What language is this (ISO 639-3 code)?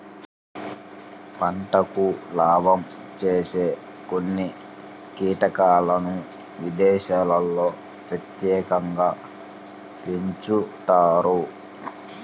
tel